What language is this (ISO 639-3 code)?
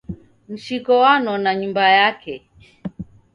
dav